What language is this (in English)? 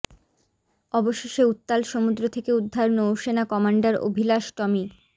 Bangla